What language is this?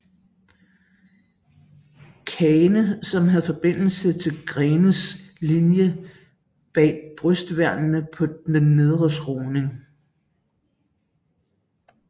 Danish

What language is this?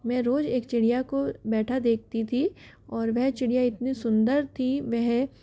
Hindi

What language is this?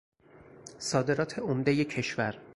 Persian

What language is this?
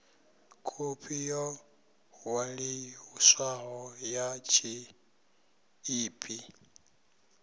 Venda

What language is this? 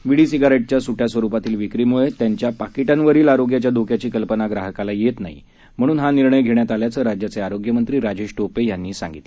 Marathi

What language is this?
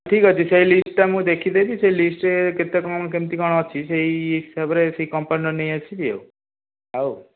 Odia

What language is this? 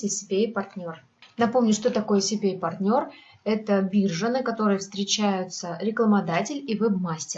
Russian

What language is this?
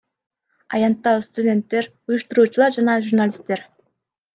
Kyrgyz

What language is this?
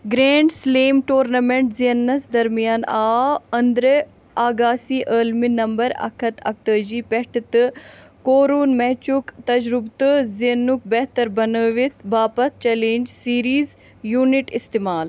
Kashmiri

